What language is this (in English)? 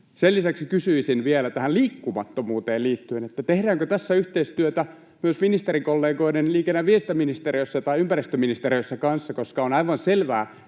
Finnish